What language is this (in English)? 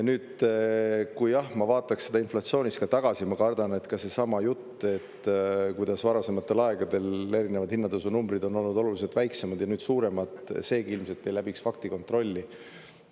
Estonian